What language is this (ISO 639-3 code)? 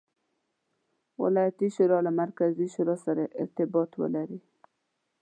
pus